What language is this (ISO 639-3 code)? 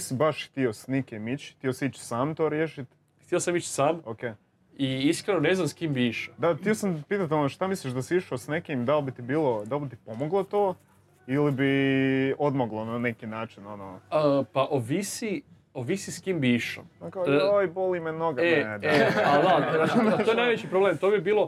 hrv